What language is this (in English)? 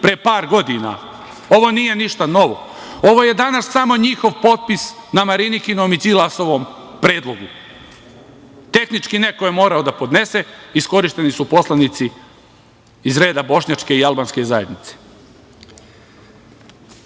Serbian